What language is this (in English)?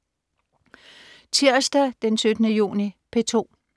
Danish